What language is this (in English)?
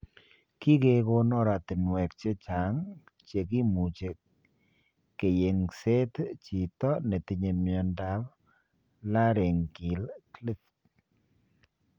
Kalenjin